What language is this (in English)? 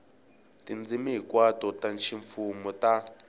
Tsonga